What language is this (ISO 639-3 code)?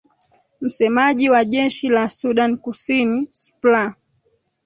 swa